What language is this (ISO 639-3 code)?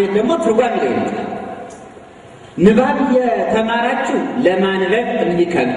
ara